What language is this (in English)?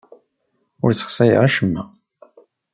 Kabyle